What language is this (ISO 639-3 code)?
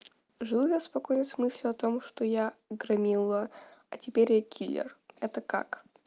rus